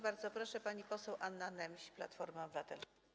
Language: Polish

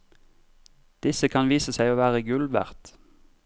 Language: Norwegian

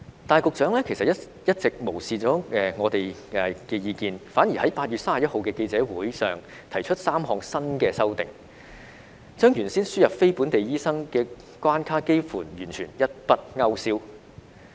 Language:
Cantonese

